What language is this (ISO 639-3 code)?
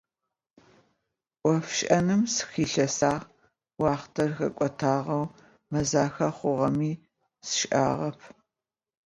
ady